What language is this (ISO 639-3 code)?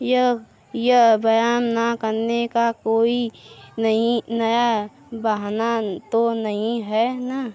hin